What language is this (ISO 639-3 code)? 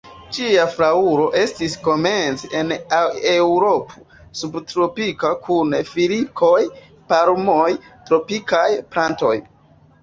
epo